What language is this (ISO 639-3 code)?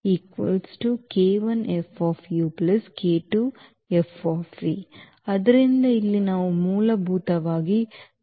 kan